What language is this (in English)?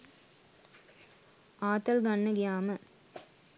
Sinhala